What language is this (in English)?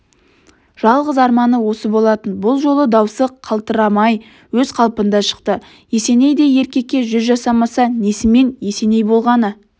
Kazakh